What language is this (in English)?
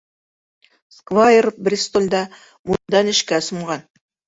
Bashkir